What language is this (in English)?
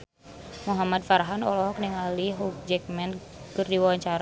Sundanese